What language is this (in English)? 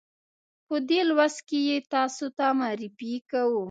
Pashto